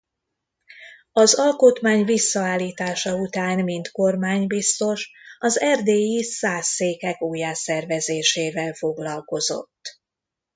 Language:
Hungarian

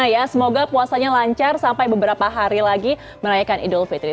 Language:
Indonesian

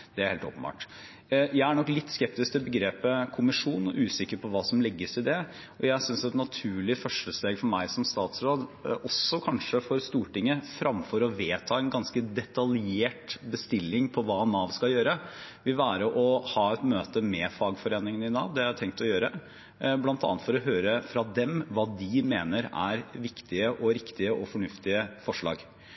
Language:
Norwegian Bokmål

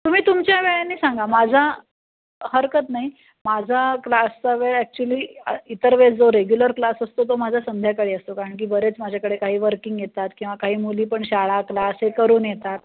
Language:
Marathi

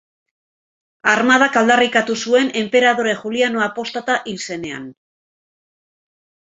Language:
Basque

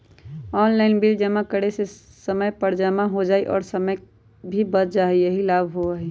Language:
Magahi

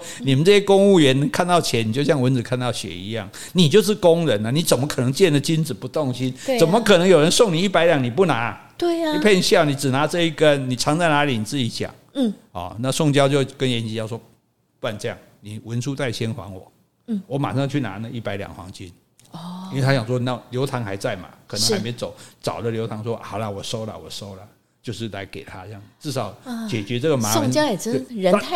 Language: Chinese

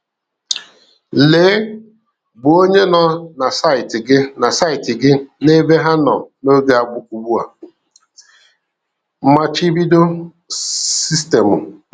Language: Igbo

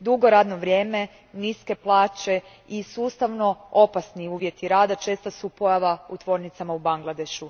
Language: Croatian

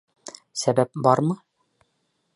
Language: Bashkir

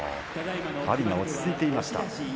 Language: Japanese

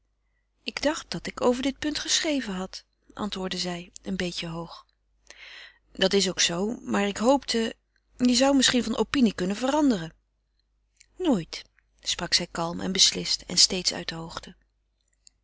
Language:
Dutch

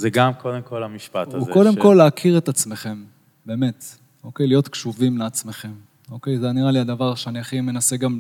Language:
Hebrew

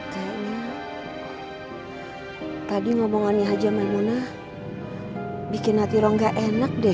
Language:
Indonesian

